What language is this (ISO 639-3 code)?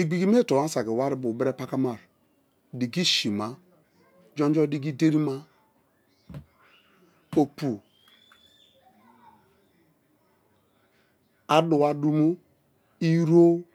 ijn